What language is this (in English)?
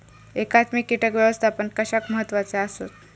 Marathi